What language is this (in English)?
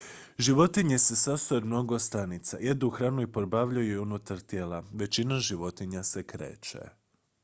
Croatian